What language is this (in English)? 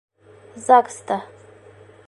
Bashkir